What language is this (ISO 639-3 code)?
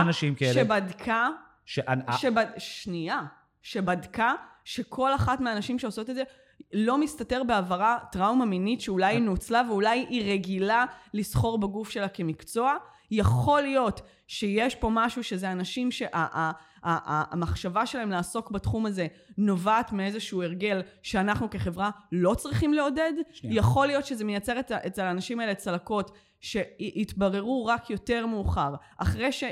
heb